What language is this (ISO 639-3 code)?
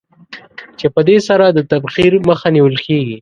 pus